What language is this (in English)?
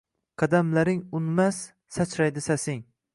Uzbek